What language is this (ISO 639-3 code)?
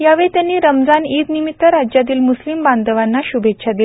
mar